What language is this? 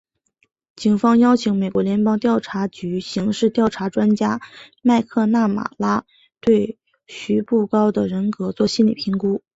Chinese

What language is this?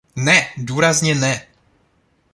Czech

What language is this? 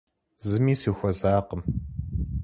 Kabardian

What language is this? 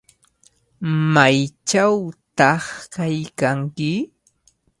Cajatambo North Lima Quechua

